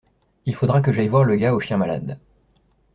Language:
French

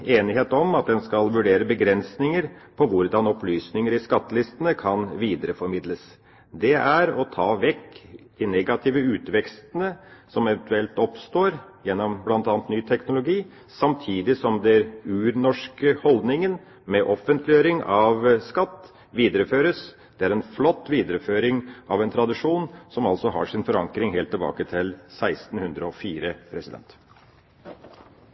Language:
Norwegian Bokmål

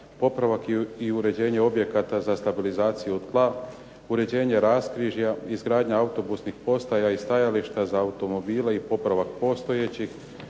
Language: Croatian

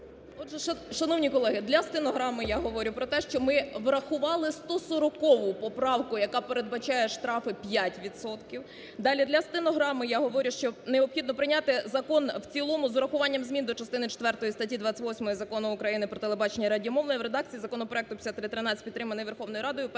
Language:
Ukrainian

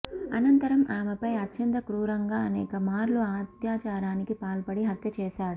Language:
Telugu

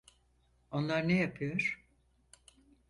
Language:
Turkish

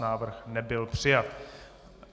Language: Czech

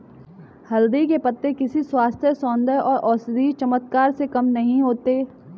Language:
Hindi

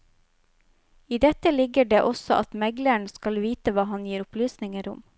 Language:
Norwegian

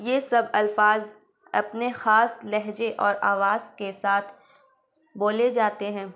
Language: Urdu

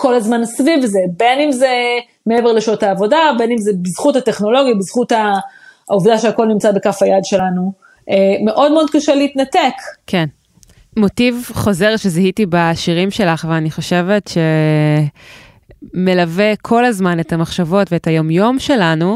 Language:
Hebrew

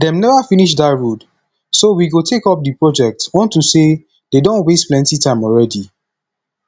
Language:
Nigerian Pidgin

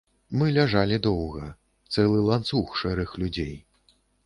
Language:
Belarusian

